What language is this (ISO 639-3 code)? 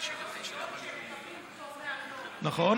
heb